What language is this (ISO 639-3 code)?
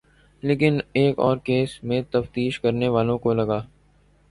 urd